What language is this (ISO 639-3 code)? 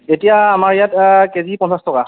asm